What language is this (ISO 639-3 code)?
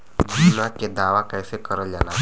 bho